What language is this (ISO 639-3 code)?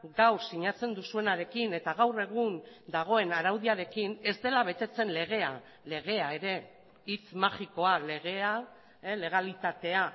eus